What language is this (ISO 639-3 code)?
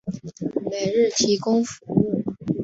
zho